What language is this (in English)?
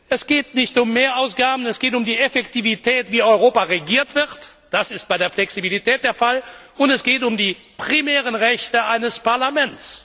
German